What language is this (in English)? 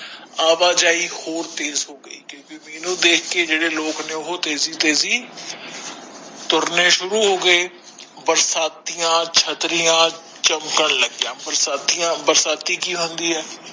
Punjabi